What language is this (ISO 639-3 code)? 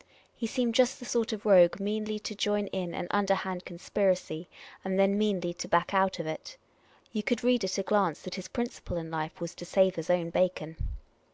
eng